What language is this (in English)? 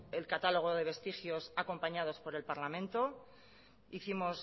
Spanish